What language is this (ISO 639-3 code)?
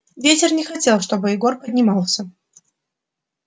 rus